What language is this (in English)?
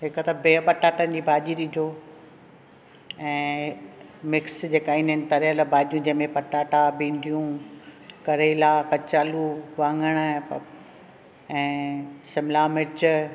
Sindhi